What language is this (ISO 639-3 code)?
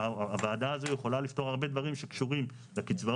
heb